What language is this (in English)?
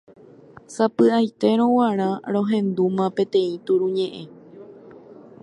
Guarani